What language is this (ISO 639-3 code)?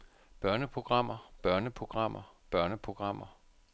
dan